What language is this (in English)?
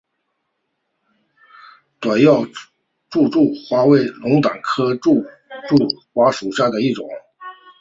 Chinese